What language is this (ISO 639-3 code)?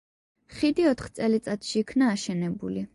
kat